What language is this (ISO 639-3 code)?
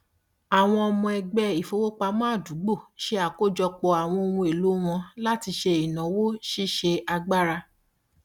yor